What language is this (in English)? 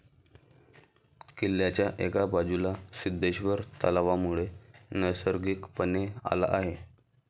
Marathi